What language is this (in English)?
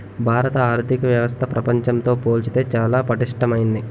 Telugu